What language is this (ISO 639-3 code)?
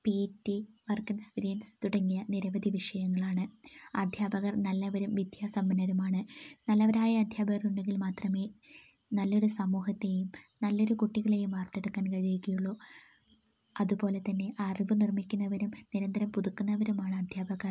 mal